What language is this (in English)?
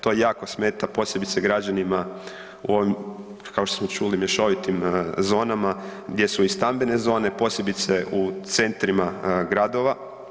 Croatian